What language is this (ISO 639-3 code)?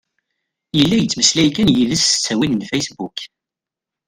kab